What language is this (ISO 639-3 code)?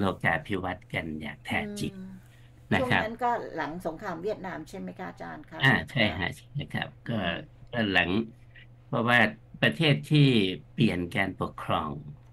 tha